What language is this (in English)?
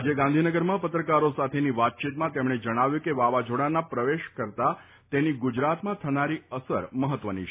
Gujarati